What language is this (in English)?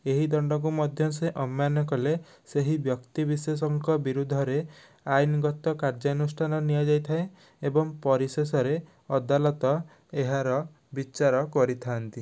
Odia